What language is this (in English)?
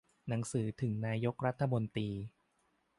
Thai